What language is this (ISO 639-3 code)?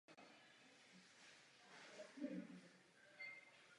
ces